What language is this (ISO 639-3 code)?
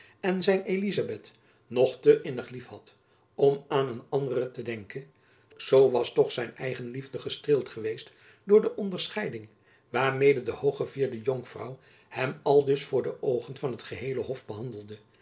nld